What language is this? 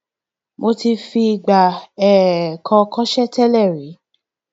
Yoruba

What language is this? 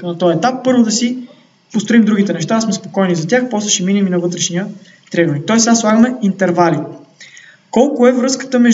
Bulgarian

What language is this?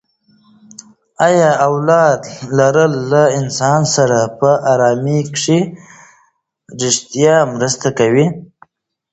Pashto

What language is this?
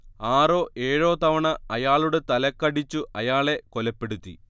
Malayalam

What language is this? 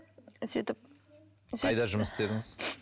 Kazakh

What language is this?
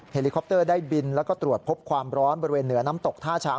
Thai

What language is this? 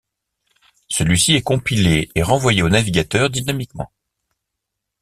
French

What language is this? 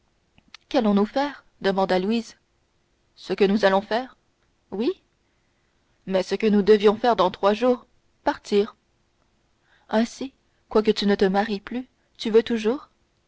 French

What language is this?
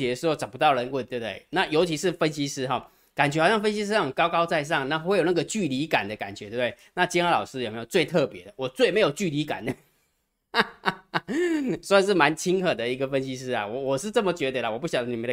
Chinese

